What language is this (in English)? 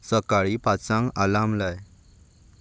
Konkani